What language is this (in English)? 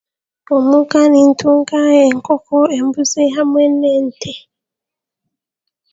Chiga